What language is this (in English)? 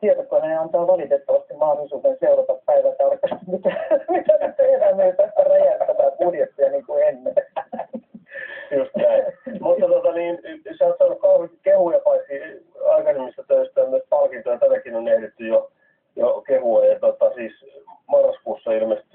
Finnish